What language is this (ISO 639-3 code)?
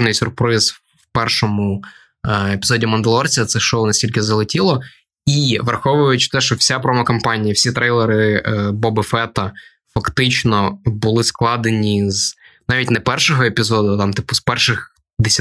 ukr